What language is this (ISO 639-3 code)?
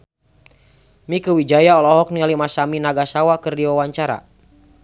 sun